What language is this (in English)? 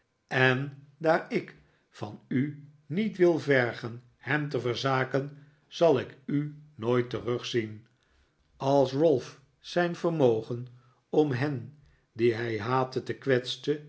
Dutch